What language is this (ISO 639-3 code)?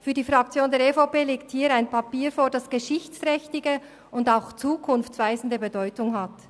gsw